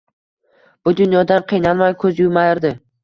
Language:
Uzbek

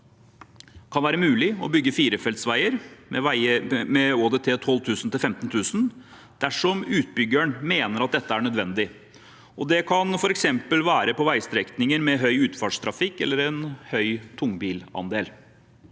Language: Norwegian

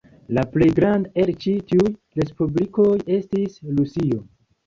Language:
Esperanto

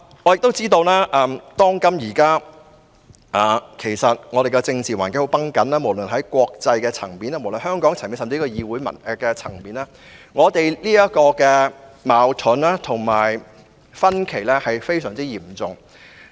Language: Cantonese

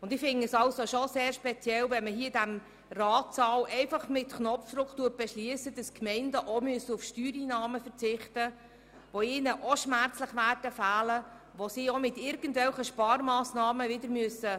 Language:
Swiss German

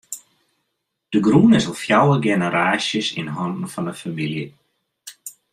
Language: Western Frisian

